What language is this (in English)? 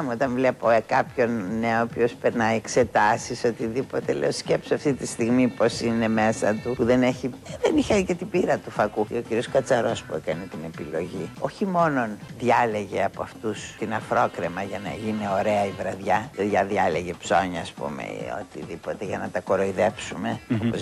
Greek